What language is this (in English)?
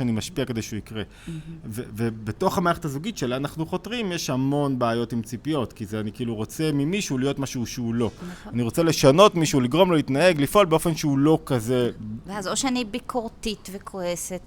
Hebrew